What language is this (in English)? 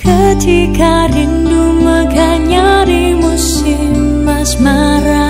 Korean